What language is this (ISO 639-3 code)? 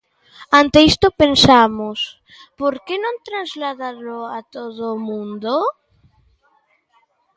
glg